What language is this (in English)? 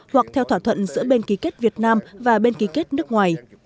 Vietnamese